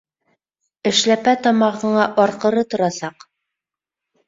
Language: Bashkir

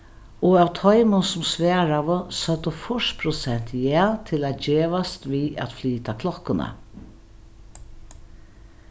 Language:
Faroese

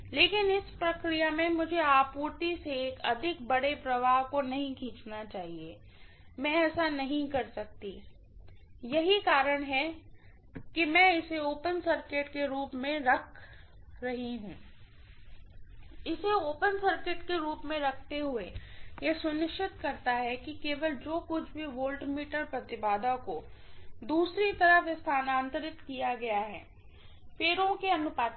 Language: Hindi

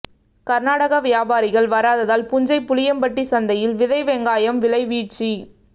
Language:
Tamil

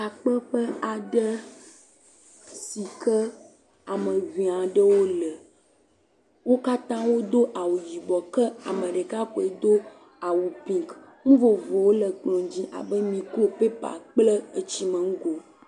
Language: Ewe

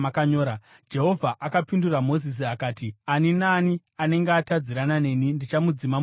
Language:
Shona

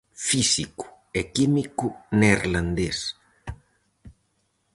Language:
Galician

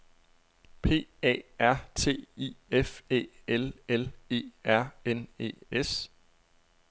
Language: Danish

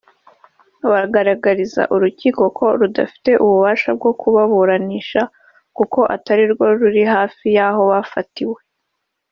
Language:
Kinyarwanda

